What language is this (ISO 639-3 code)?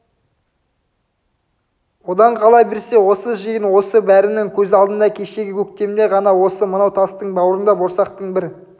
kaz